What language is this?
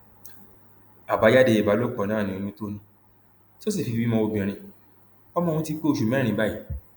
Yoruba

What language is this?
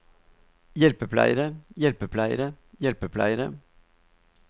Norwegian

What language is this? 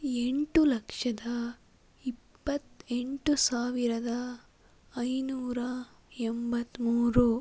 Kannada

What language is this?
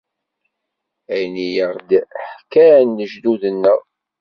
Kabyle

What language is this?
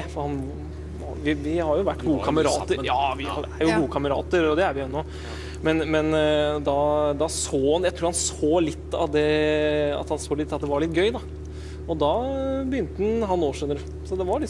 Norwegian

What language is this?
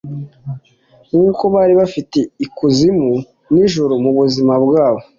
Kinyarwanda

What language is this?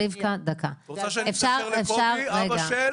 Hebrew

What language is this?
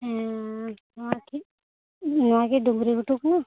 Santali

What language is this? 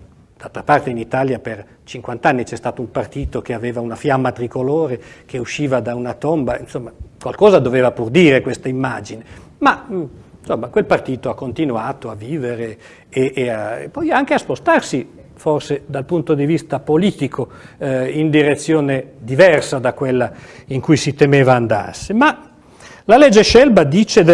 Italian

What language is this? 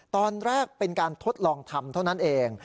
Thai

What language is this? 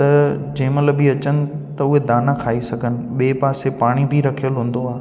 Sindhi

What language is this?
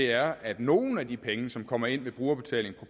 Danish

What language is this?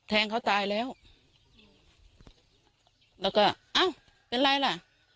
Thai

